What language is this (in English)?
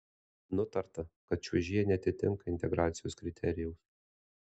Lithuanian